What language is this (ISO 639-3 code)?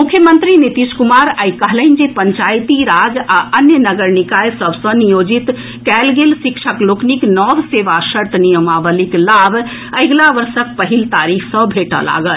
mai